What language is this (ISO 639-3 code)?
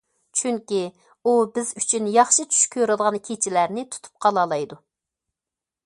uig